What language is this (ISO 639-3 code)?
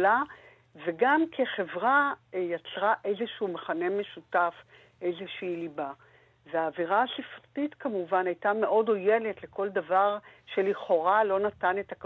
heb